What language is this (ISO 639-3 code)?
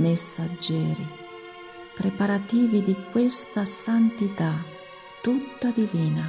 ita